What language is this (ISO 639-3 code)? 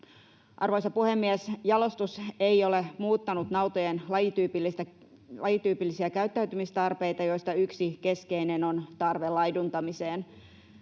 fin